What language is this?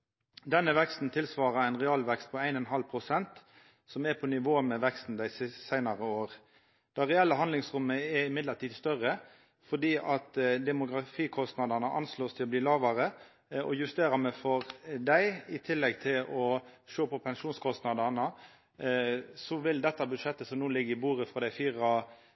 Norwegian Nynorsk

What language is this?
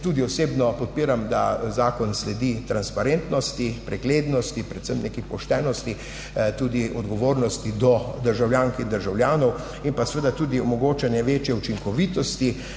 Slovenian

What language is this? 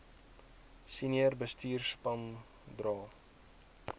Afrikaans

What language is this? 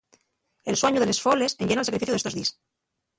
Asturian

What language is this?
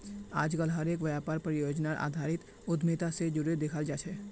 Magahi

